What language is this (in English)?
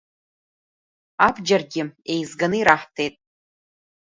Abkhazian